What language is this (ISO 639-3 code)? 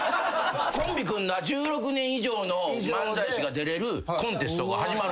jpn